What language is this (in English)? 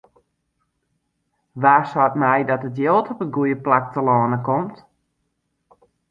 Western Frisian